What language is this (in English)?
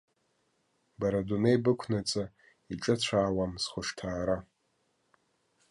Abkhazian